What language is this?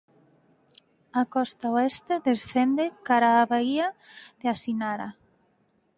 Galician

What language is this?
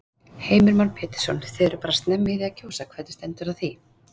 Icelandic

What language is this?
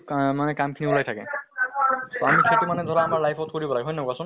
Assamese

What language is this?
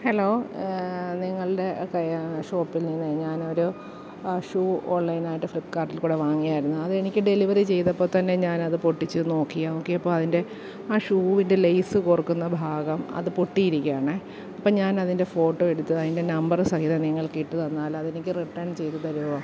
Malayalam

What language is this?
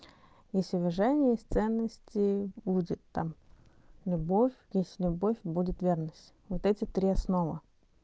Russian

